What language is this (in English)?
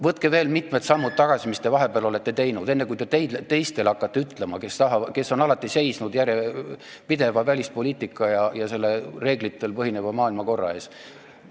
Estonian